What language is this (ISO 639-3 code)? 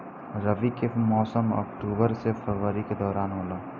bho